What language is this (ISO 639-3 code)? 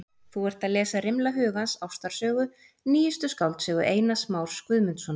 isl